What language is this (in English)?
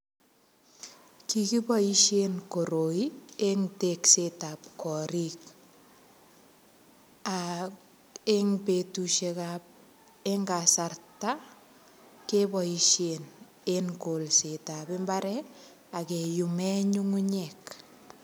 Kalenjin